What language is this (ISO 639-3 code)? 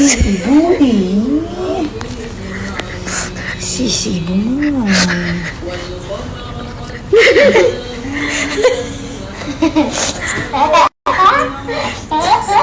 ind